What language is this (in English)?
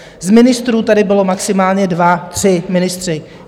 Czech